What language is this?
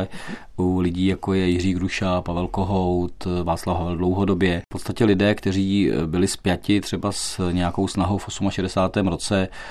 Czech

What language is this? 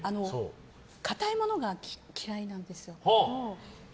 Japanese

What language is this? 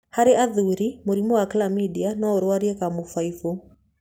Kikuyu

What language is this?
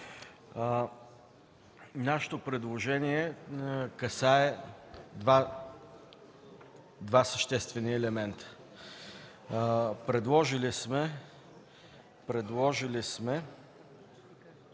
Bulgarian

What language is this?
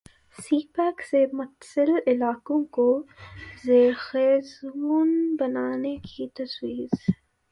Urdu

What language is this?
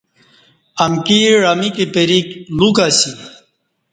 Kati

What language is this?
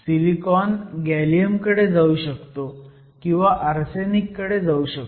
Marathi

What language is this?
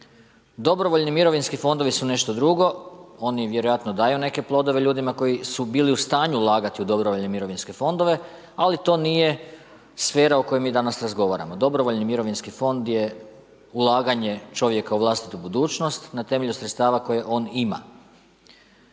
Croatian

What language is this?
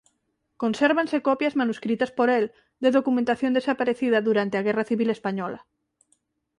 Galician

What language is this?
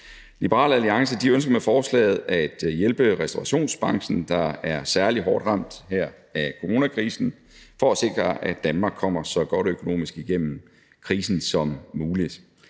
Danish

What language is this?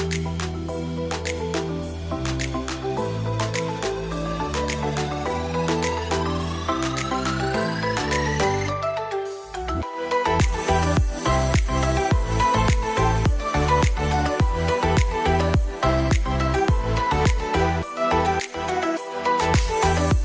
Vietnamese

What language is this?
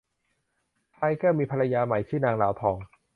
Thai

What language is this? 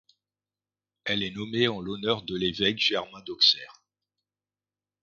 French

